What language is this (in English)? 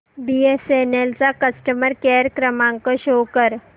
Marathi